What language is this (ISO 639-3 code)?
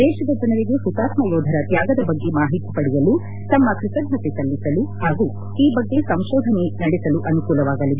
kan